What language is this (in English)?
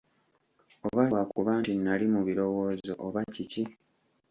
Ganda